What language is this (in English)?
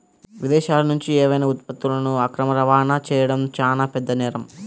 Telugu